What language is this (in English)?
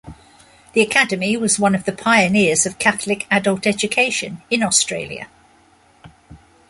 English